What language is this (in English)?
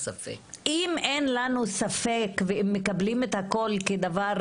Hebrew